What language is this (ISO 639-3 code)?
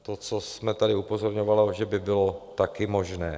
ces